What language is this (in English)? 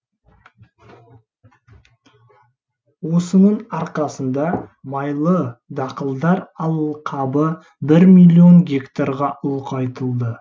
Kazakh